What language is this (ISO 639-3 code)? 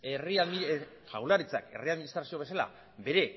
eus